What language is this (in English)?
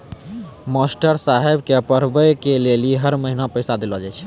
Maithili